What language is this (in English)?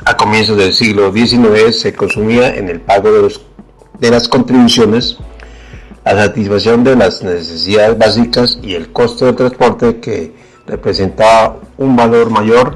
Spanish